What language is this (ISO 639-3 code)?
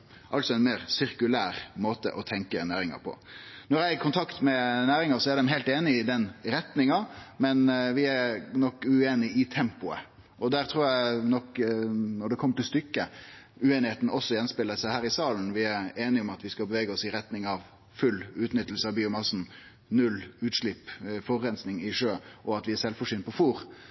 nno